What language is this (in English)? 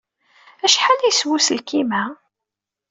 Kabyle